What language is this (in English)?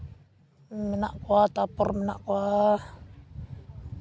Santali